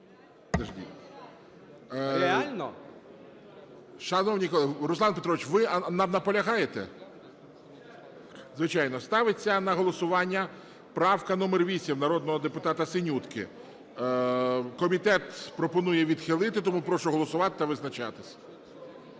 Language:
Ukrainian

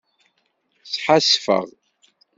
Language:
Kabyle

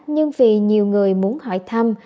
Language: Vietnamese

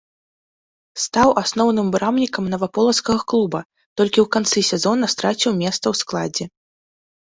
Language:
Belarusian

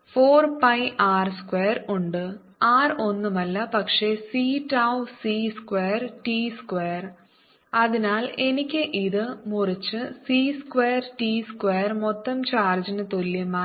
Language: Malayalam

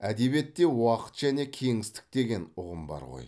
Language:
Kazakh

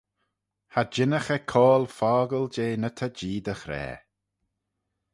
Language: Manx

